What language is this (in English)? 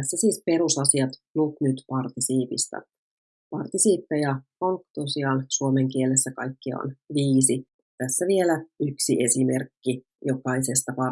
Finnish